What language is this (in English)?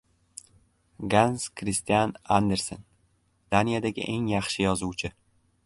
Uzbek